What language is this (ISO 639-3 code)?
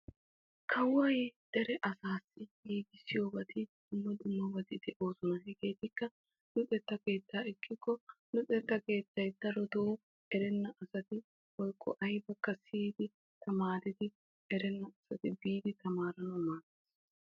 wal